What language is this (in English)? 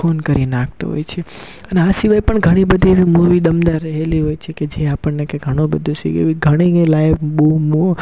Gujarati